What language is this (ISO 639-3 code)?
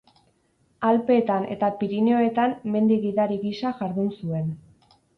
eus